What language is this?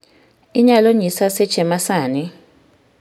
Luo (Kenya and Tanzania)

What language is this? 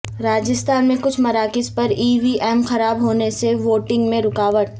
Urdu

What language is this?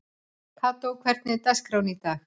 Icelandic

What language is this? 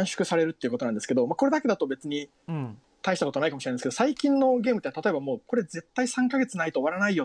Japanese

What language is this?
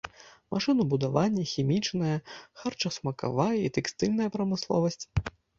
Belarusian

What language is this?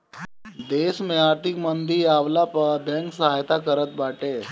Bhojpuri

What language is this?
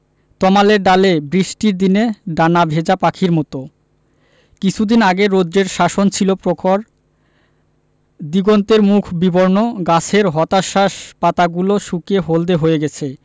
Bangla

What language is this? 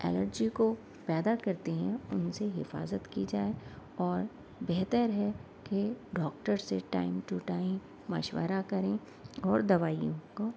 Urdu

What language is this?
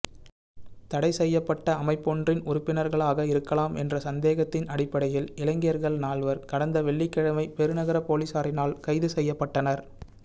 Tamil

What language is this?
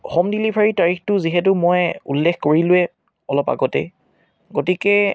Assamese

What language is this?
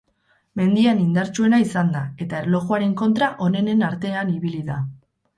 Basque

